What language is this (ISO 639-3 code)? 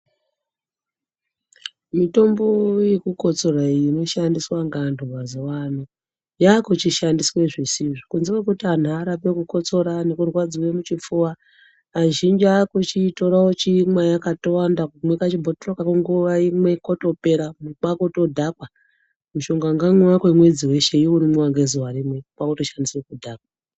ndc